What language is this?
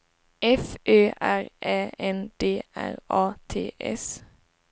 Swedish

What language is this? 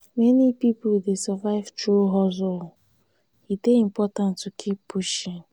Nigerian Pidgin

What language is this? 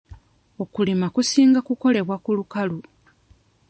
Ganda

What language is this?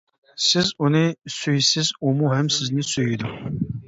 Uyghur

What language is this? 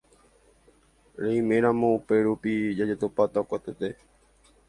Guarani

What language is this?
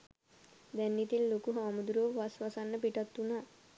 Sinhala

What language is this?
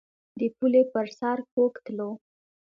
Pashto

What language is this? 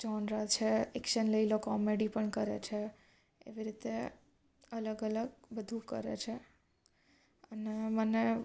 Gujarati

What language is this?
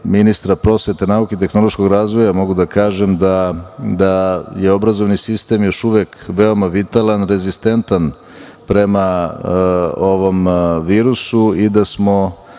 Serbian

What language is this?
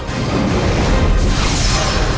Indonesian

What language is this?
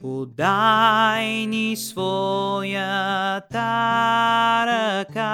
Bulgarian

